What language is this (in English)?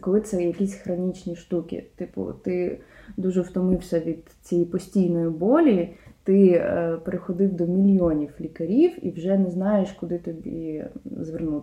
Ukrainian